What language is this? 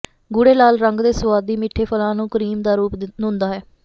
Punjabi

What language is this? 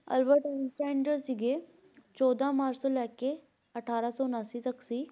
Punjabi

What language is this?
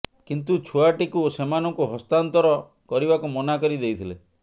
Odia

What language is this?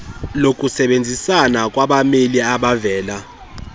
Xhosa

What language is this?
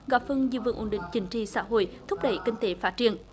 Vietnamese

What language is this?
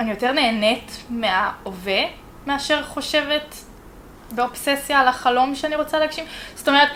Hebrew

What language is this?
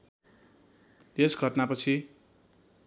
Nepali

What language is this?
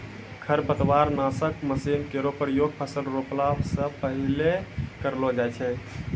Maithili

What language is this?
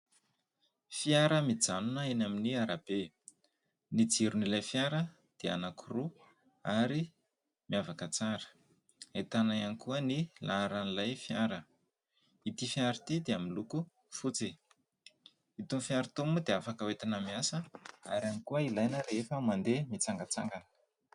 Malagasy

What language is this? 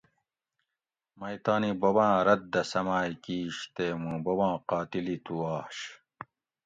Gawri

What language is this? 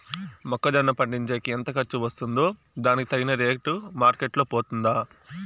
Telugu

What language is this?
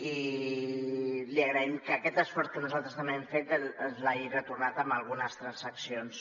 Catalan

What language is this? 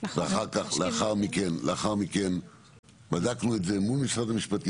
Hebrew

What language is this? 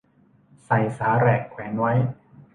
Thai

